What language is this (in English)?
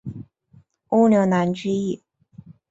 Chinese